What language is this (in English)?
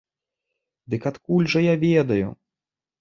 Belarusian